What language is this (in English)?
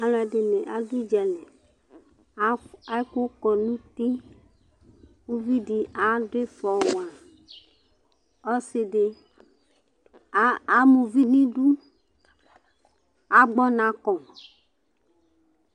Ikposo